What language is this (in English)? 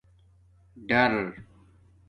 Domaaki